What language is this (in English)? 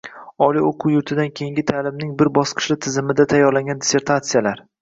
Uzbek